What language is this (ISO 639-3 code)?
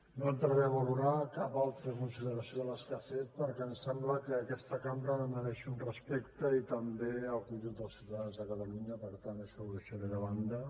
cat